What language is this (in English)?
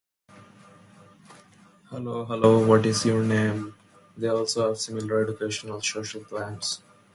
English